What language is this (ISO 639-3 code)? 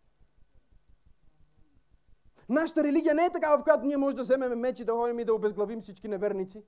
bul